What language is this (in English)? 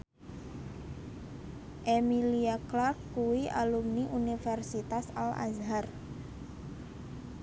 Javanese